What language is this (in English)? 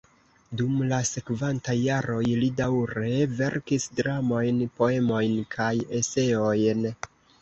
Esperanto